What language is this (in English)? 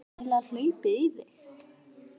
Icelandic